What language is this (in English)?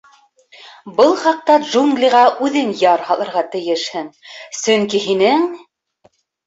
Bashkir